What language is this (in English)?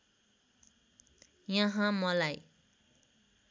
Nepali